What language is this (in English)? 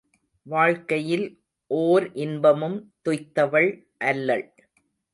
Tamil